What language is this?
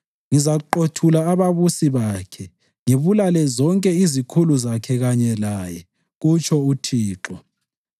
North Ndebele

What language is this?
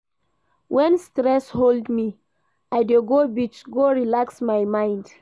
Nigerian Pidgin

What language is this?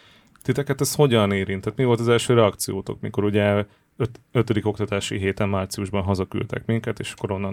Hungarian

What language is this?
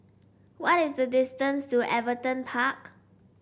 English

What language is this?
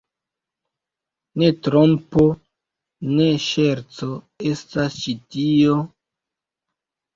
Esperanto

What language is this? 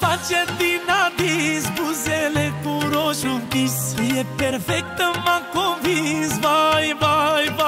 Romanian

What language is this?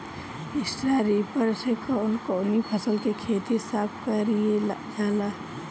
Bhojpuri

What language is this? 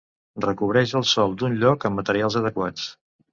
Catalan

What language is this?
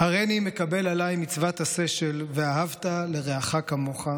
Hebrew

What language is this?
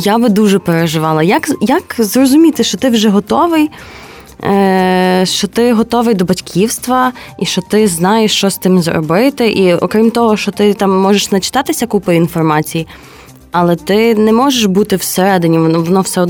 Ukrainian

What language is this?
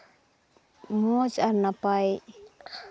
Santali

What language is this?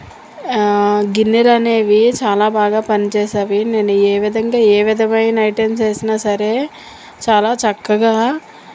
Telugu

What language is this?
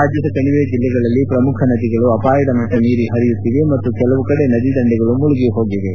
Kannada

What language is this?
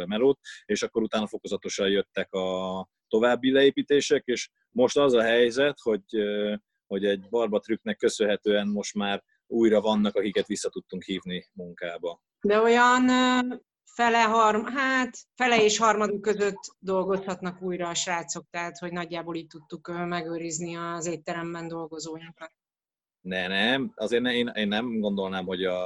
Hungarian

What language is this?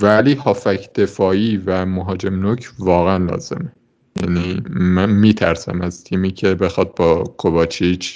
Persian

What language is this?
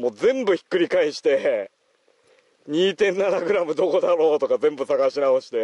Japanese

